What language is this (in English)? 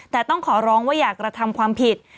Thai